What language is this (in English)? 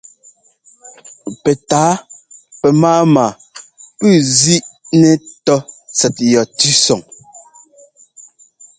Ngomba